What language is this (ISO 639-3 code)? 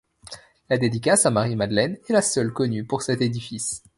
fra